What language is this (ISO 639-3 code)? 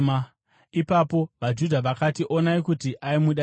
sna